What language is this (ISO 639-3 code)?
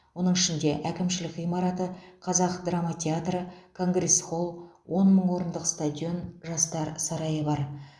kaz